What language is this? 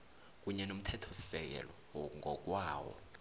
South Ndebele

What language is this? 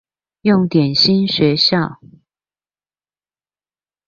Chinese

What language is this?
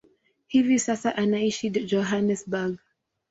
Swahili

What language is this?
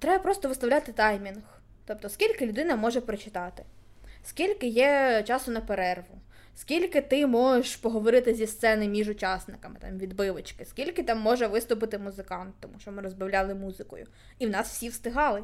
Ukrainian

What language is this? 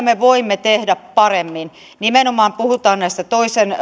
Finnish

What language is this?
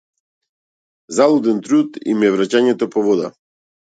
Macedonian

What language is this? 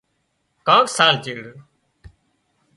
Wadiyara Koli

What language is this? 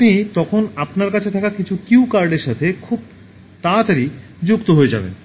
Bangla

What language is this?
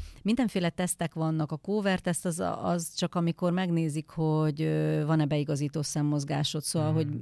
Hungarian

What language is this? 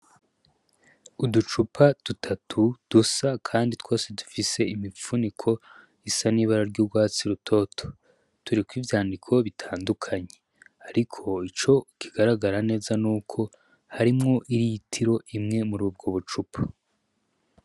Rundi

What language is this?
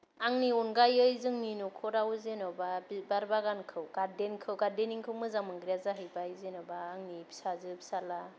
Bodo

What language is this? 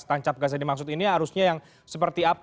Indonesian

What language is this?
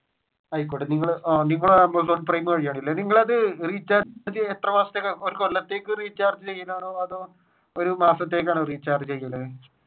Malayalam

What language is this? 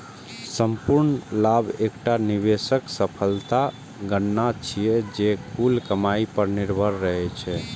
Maithili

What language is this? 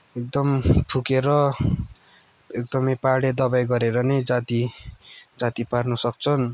Nepali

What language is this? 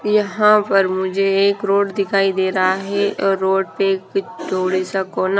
Hindi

